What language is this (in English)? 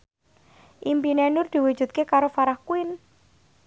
Javanese